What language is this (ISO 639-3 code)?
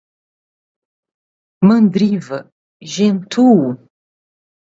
por